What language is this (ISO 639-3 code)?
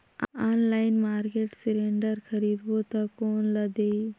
hne